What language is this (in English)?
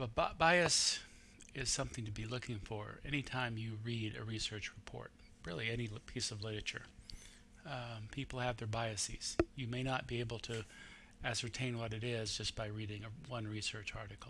English